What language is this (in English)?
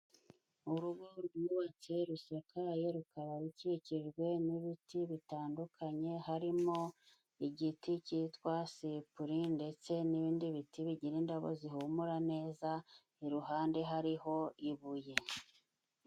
Kinyarwanda